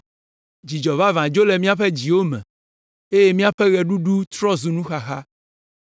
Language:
Ewe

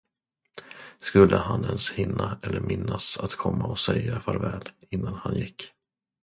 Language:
Swedish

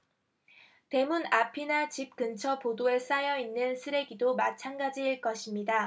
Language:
Korean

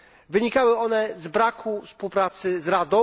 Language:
Polish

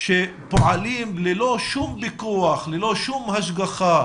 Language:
Hebrew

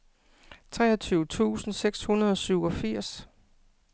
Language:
Danish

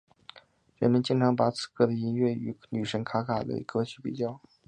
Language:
Chinese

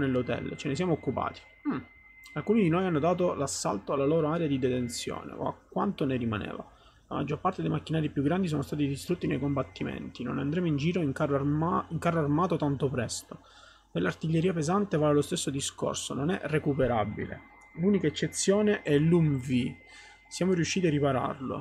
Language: Italian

